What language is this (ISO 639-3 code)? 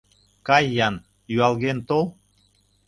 chm